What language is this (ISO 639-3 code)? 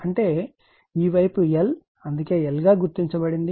tel